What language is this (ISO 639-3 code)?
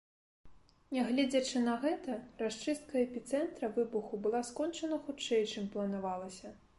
bel